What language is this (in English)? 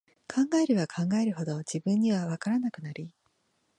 Japanese